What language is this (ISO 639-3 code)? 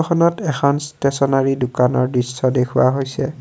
asm